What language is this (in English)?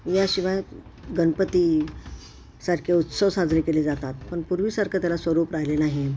Marathi